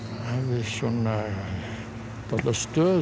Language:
Icelandic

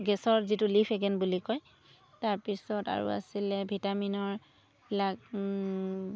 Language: Assamese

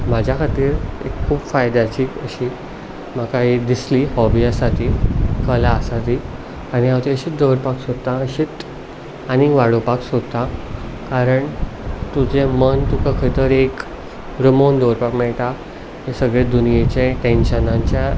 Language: Konkani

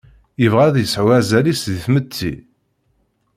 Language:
Kabyle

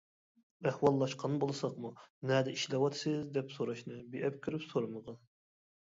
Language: Uyghur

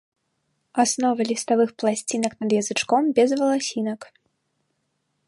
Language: Belarusian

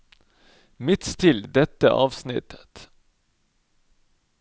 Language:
Norwegian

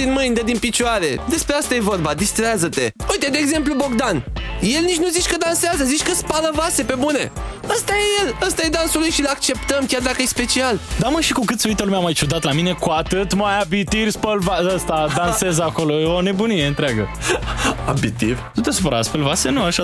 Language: Romanian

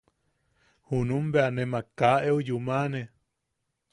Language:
Yaqui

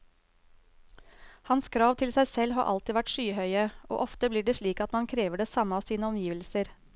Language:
Norwegian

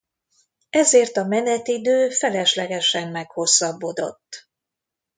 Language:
Hungarian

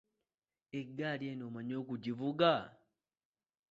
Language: Ganda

